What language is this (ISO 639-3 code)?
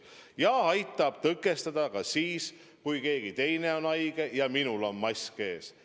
est